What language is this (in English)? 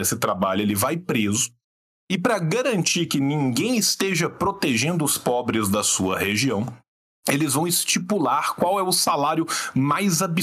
Portuguese